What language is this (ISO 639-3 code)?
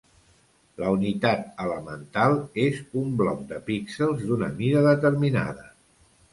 cat